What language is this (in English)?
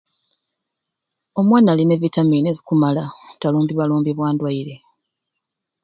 Ruuli